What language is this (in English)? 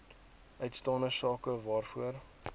Afrikaans